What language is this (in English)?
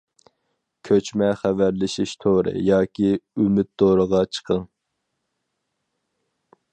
Uyghur